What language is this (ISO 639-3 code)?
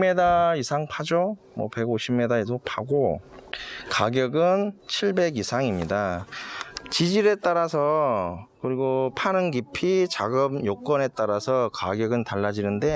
kor